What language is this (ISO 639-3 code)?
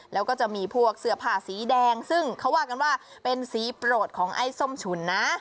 tha